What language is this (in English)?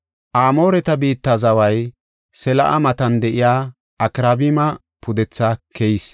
Gofa